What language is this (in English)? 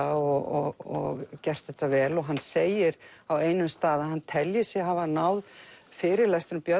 Icelandic